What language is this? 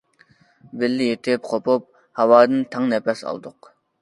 Uyghur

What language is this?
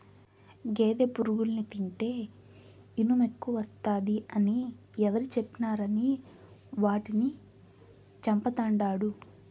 Telugu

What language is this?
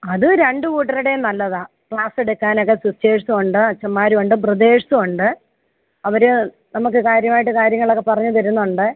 Malayalam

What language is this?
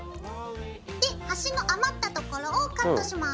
Japanese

